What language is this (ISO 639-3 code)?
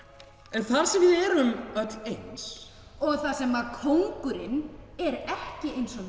isl